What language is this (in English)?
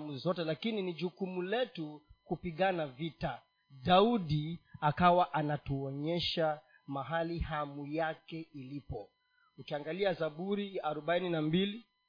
Swahili